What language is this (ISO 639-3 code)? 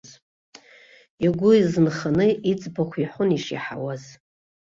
abk